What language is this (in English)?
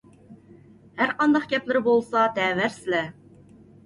Uyghur